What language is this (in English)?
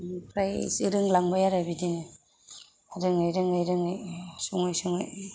Bodo